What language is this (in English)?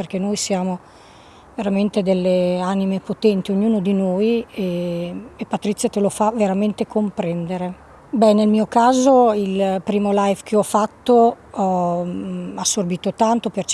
Italian